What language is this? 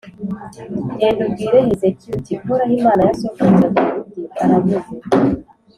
Kinyarwanda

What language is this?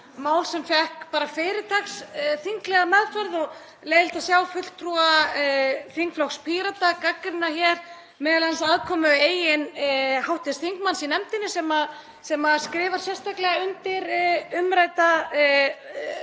Icelandic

